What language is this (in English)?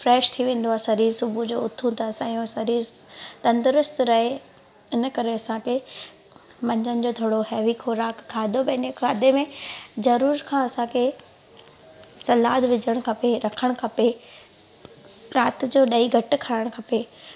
Sindhi